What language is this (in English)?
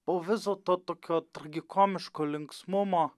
Lithuanian